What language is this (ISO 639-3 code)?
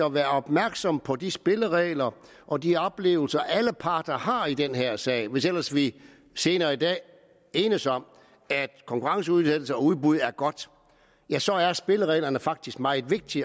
dan